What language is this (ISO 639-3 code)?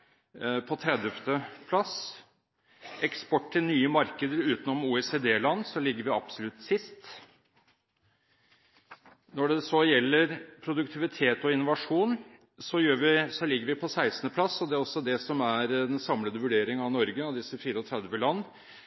nob